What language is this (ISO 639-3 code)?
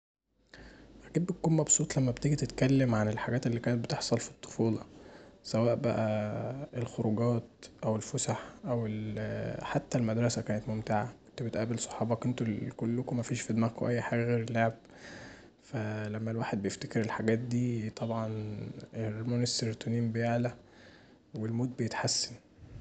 arz